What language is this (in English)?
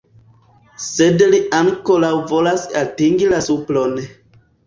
Esperanto